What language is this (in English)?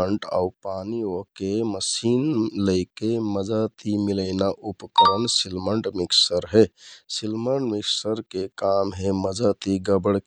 Kathoriya Tharu